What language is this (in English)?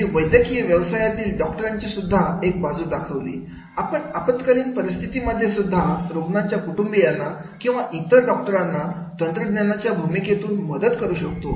Marathi